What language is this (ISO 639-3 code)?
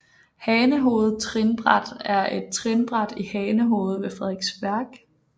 dan